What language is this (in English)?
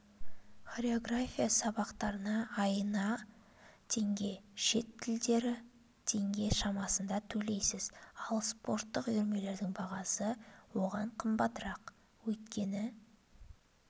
Kazakh